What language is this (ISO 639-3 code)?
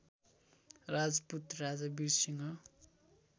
nep